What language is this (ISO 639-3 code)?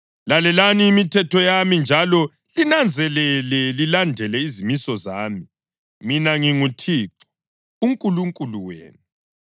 nde